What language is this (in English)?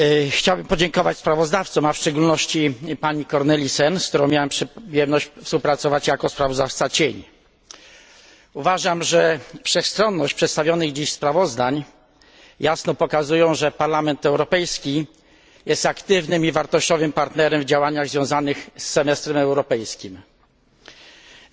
Polish